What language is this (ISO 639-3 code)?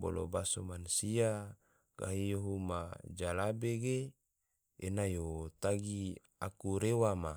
tvo